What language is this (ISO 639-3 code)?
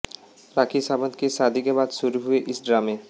hin